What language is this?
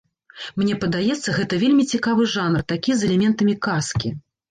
Belarusian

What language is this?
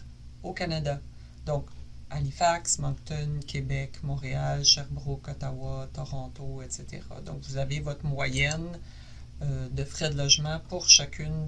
French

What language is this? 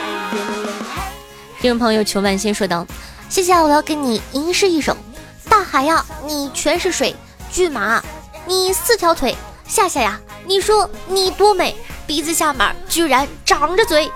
Chinese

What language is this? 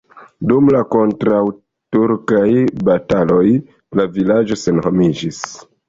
Esperanto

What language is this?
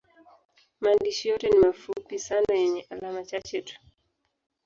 Swahili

